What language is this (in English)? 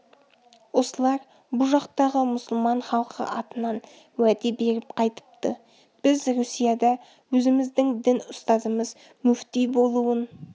Kazakh